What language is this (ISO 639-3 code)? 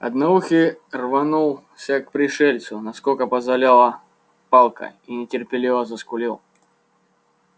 rus